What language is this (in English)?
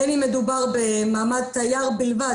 Hebrew